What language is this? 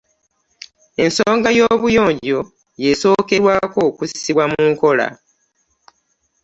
Ganda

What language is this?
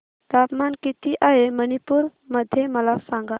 Marathi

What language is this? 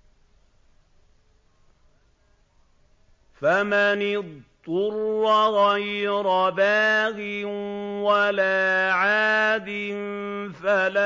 Arabic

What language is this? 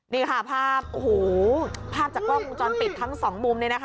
Thai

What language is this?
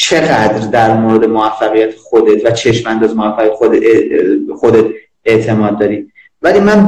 Persian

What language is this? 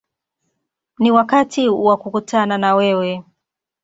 Swahili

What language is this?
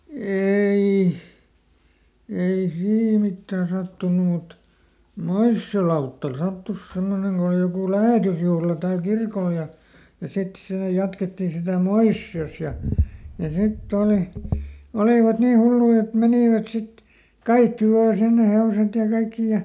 Finnish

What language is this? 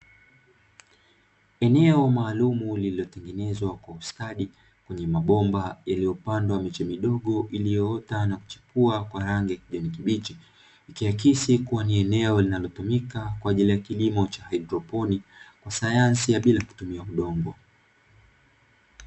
Swahili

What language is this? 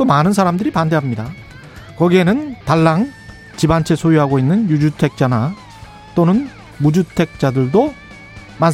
Korean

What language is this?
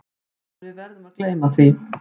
Icelandic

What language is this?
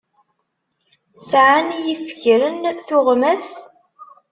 Kabyle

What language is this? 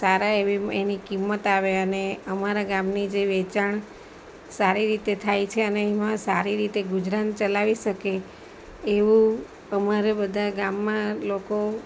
Gujarati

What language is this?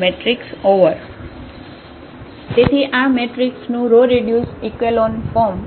Gujarati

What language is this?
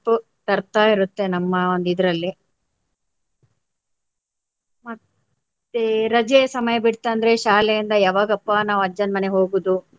Kannada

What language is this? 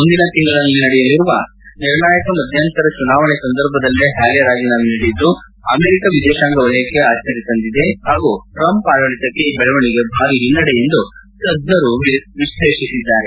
Kannada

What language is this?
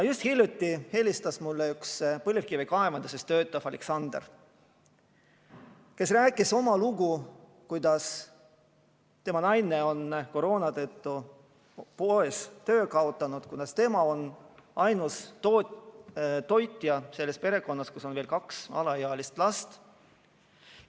Estonian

